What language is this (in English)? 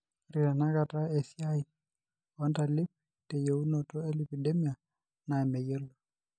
Masai